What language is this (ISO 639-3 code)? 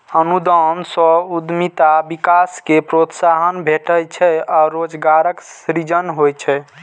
mai